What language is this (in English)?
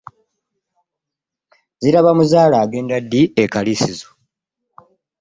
Ganda